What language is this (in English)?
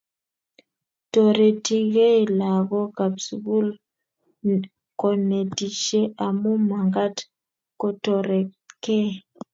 Kalenjin